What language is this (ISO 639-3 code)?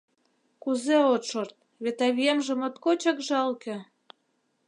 chm